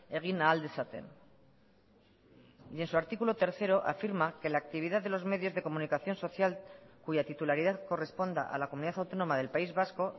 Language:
Spanish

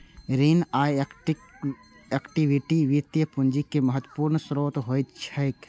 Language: Maithili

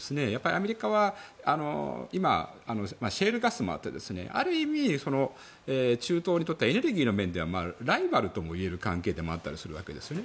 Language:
Japanese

